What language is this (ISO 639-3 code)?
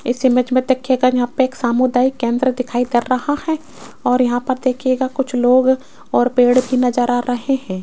hin